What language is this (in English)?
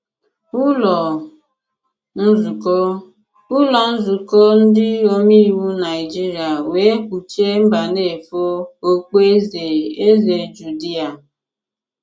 Igbo